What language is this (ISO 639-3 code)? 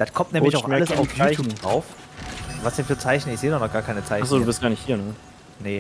deu